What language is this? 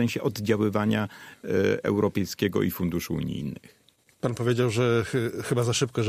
Polish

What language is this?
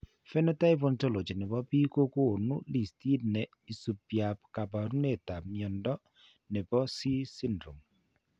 Kalenjin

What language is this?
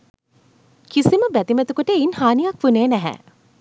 Sinhala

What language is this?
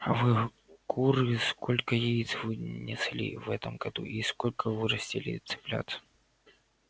Russian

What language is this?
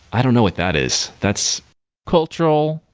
English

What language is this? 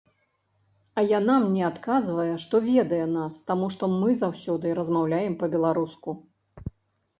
Belarusian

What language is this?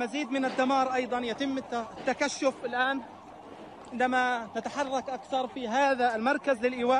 Arabic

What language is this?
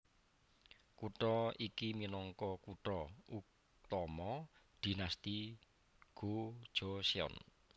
Javanese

